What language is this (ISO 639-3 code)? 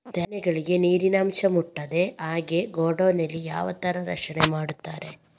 kan